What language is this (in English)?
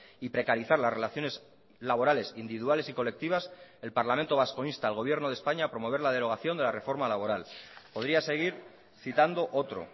Spanish